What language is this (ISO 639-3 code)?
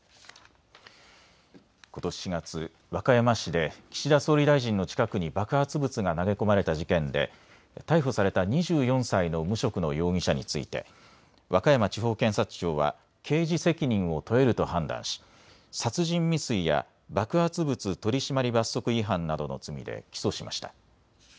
jpn